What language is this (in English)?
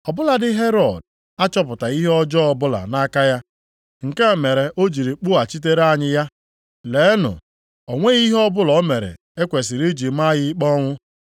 Igbo